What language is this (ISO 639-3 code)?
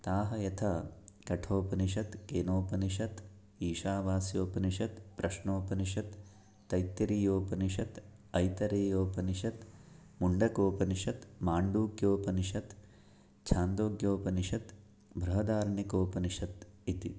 san